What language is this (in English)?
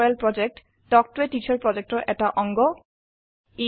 Assamese